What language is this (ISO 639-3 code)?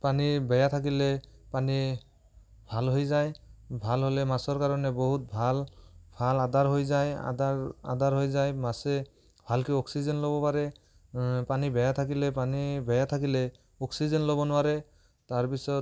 asm